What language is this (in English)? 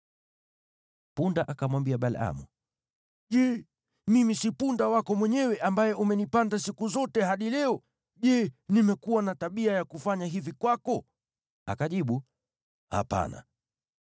Swahili